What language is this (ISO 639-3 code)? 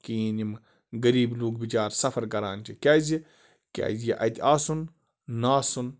kas